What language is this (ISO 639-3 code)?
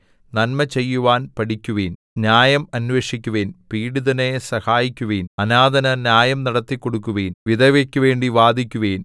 mal